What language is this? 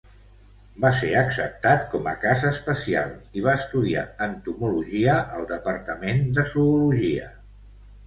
Catalan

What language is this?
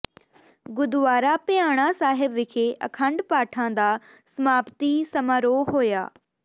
Punjabi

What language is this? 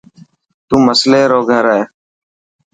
Dhatki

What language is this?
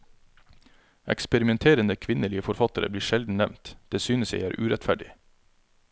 Norwegian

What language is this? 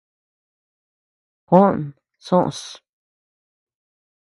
Tepeuxila Cuicatec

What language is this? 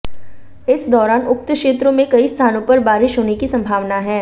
Hindi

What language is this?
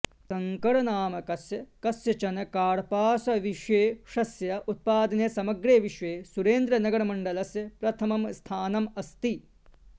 Sanskrit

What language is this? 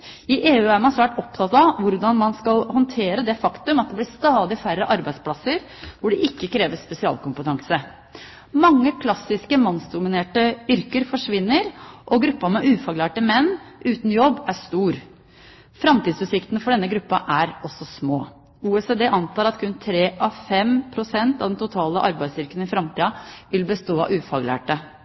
Norwegian Bokmål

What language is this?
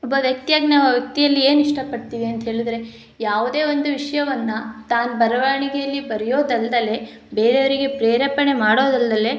Kannada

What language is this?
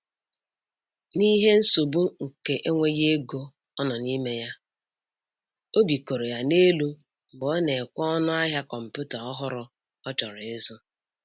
Igbo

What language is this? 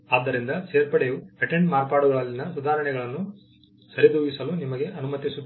Kannada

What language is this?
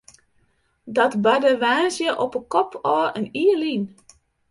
Western Frisian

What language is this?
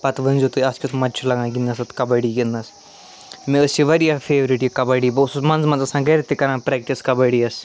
Kashmiri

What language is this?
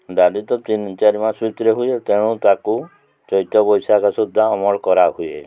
Odia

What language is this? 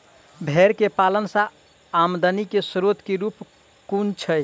Maithili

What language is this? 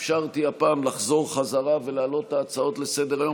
Hebrew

